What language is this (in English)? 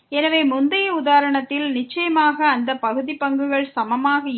Tamil